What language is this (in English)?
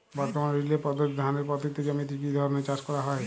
Bangla